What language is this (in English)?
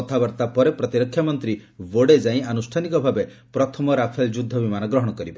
Odia